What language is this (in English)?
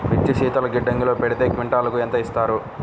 Telugu